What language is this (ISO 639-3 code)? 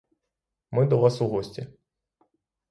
ukr